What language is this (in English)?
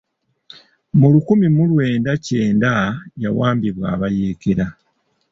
Ganda